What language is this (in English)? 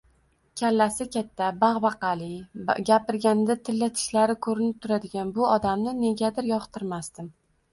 Uzbek